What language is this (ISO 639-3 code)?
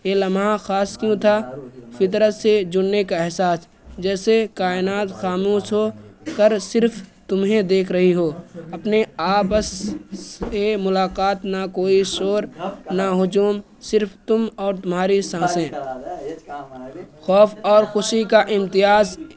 urd